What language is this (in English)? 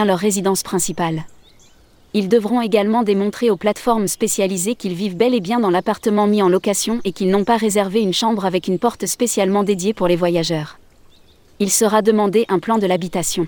French